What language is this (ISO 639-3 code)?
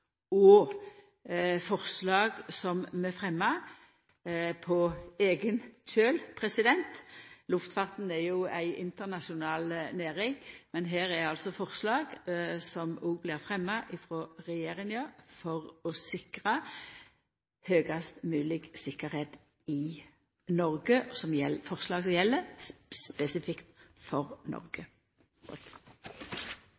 nno